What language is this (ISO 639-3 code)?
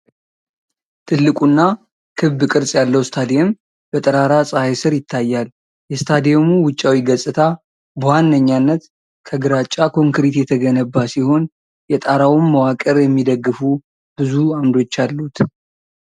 amh